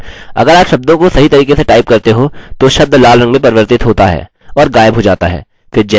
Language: Hindi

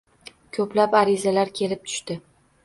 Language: Uzbek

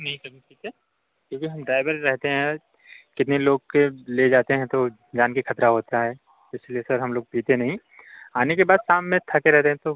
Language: Hindi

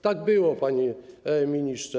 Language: Polish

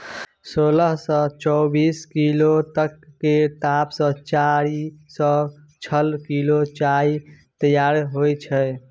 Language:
Maithili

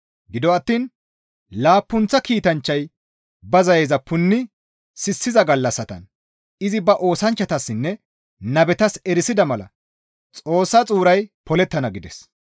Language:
Gamo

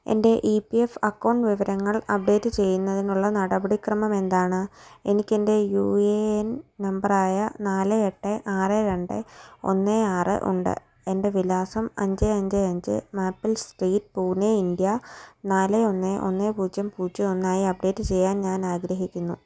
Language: Malayalam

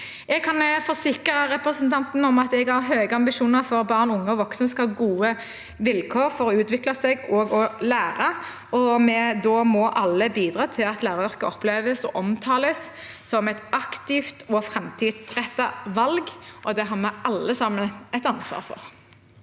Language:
Norwegian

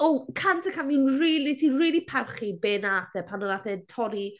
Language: Welsh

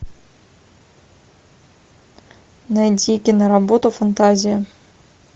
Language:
Russian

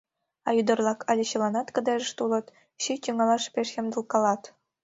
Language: Mari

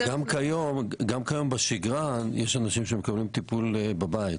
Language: Hebrew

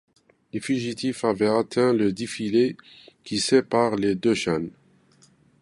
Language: French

